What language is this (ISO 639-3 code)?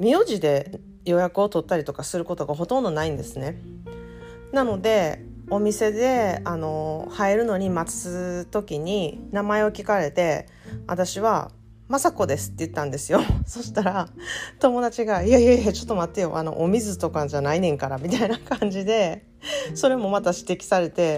jpn